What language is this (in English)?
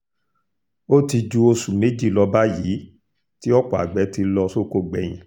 Yoruba